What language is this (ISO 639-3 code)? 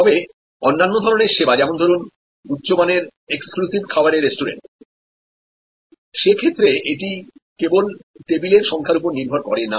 ben